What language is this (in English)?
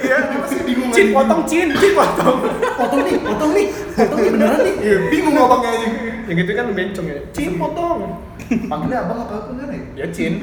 Indonesian